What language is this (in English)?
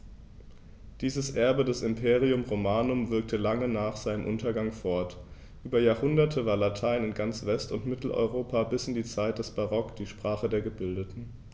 German